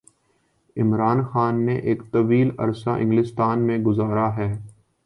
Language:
Urdu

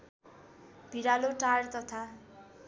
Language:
Nepali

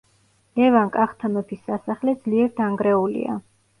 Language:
Georgian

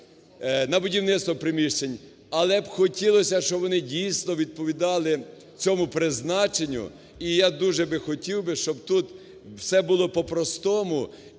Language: Ukrainian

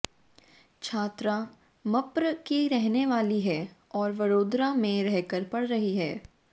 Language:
Hindi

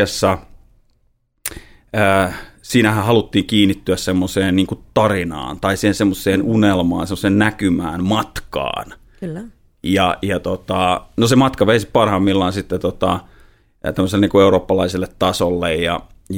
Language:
Finnish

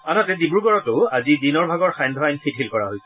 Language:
Assamese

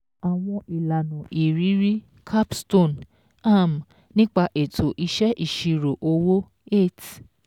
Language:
Yoruba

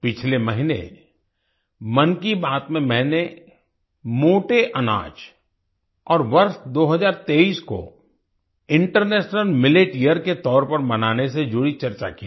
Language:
Hindi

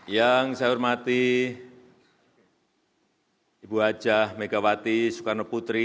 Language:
Indonesian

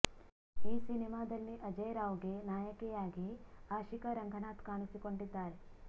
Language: Kannada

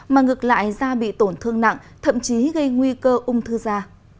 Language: Vietnamese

